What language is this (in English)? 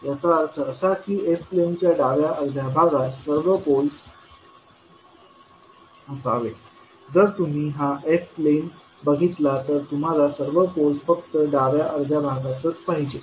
Marathi